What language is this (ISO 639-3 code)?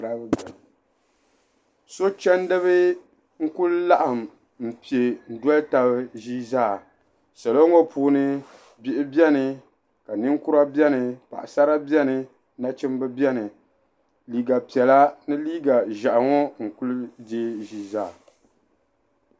dag